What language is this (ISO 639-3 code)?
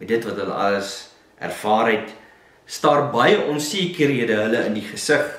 nld